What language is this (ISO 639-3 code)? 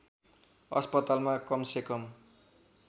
nep